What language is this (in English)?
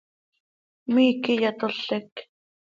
Seri